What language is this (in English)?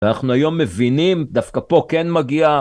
Hebrew